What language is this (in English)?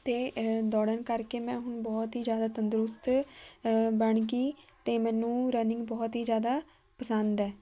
Punjabi